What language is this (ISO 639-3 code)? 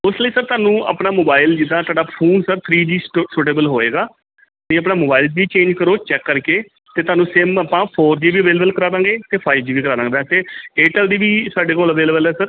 pan